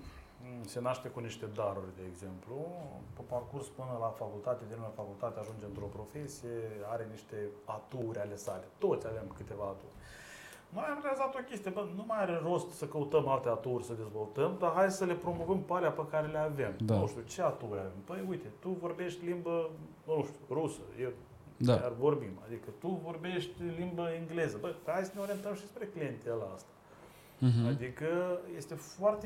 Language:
Romanian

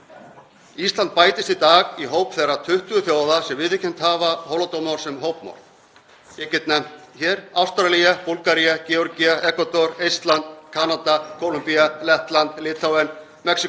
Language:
Icelandic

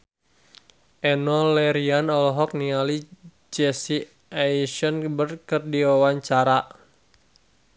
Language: Sundanese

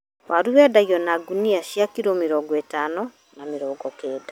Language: Kikuyu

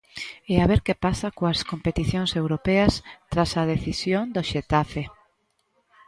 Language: Galician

